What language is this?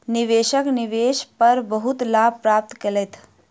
Maithili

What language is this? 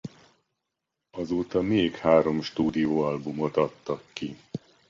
Hungarian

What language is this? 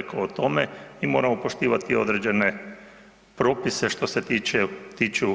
Croatian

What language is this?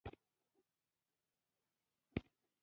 Pashto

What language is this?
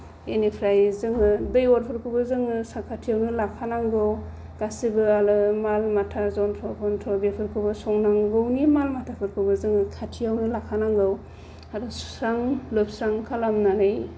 Bodo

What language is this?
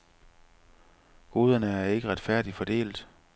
Danish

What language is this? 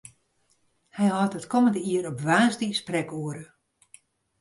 Western Frisian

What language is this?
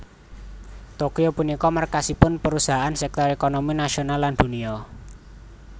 Javanese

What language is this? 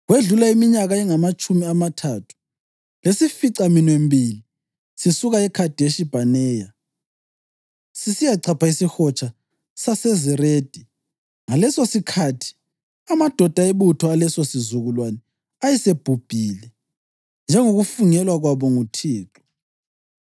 North Ndebele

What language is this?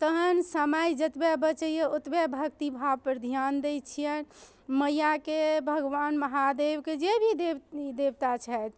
Maithili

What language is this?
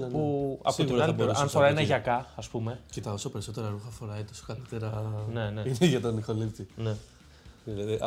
Greek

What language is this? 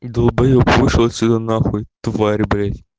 Russian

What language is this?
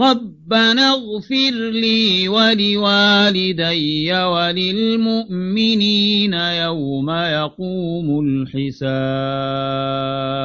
Arabic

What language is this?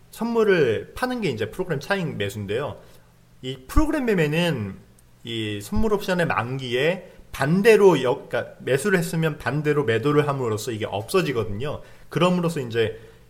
Korean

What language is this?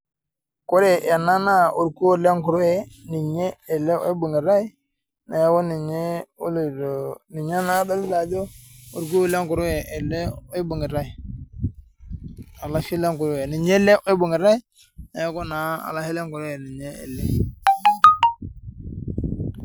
Masai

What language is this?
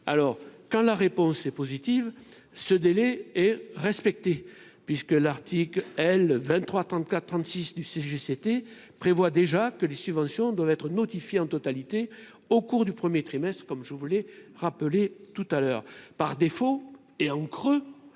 French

